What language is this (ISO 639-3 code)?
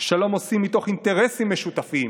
heb